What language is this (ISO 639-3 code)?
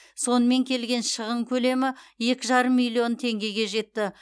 kaz